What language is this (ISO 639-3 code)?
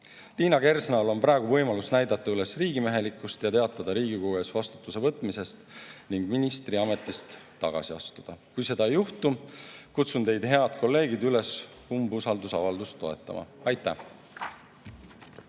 est